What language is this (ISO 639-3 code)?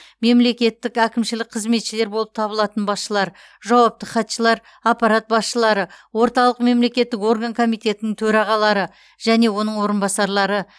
kaz